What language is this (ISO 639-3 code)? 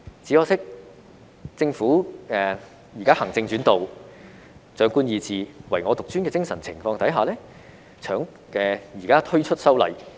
yue